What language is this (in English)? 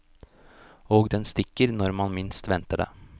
Norwegian